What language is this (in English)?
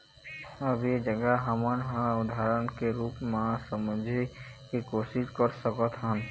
Chhattisgarhi